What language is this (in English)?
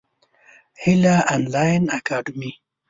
Pashto